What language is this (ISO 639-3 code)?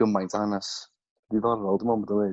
cym